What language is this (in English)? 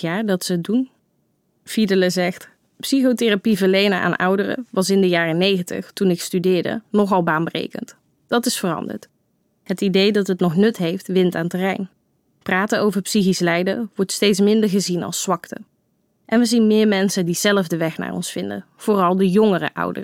Dutch